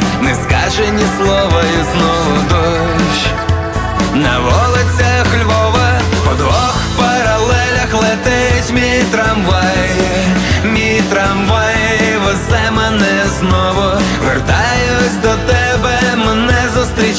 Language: Ukrainian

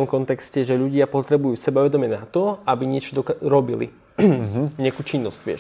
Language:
Slovak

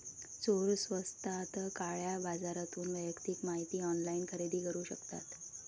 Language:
Marathi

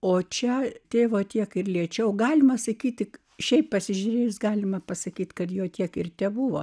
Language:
Lithuanian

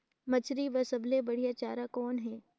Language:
Chhattisgarhi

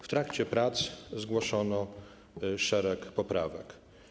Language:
Polish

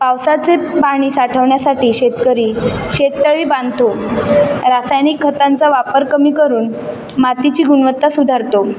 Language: Marathi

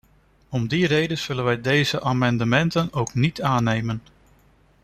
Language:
Dutch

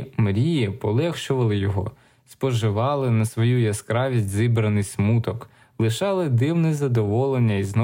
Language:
Ukrainian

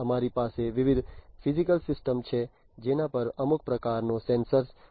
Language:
Gujarati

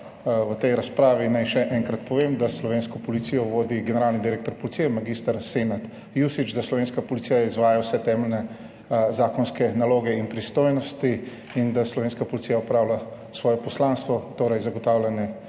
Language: Slovenian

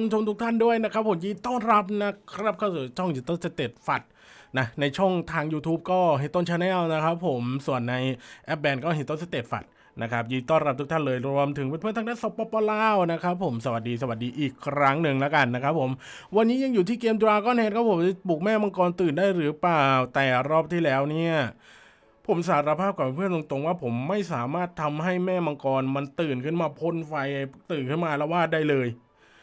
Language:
Thai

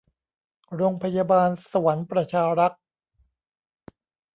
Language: Thai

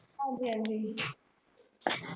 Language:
Punjabi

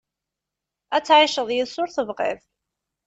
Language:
Kabyle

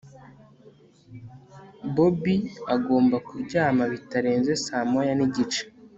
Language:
Kinyarwanda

